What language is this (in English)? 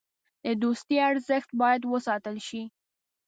Pashto